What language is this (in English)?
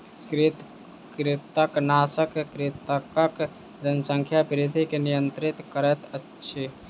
Maithili